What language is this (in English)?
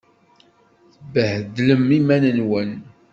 Kabyle